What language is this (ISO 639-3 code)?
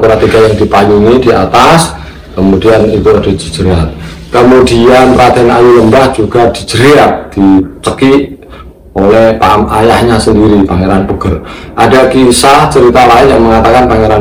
ind